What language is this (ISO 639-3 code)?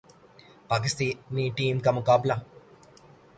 urd